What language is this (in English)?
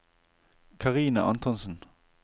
Norwegian